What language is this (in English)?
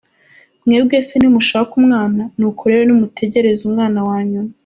Kinyarwanda